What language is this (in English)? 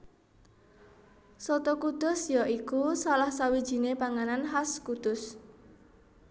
Javanese